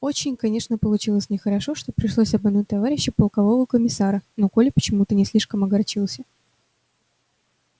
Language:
Russian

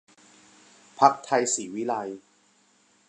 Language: Thai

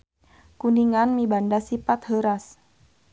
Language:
Sundanese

